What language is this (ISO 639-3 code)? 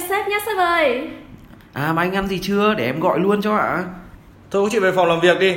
vie